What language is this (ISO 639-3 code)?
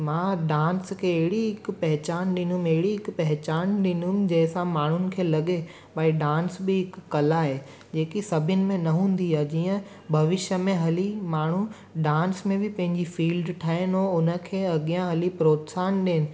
snd